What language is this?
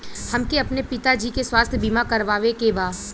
Bhojpuri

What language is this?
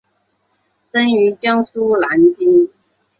Chinese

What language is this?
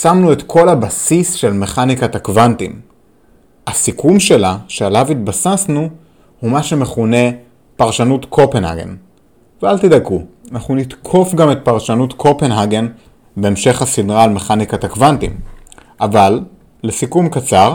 Hebrew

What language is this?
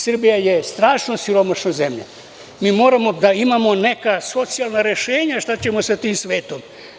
Serbian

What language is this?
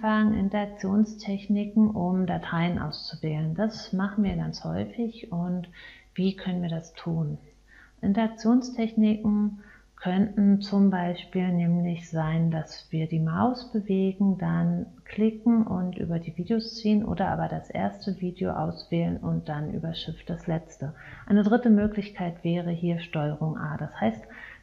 German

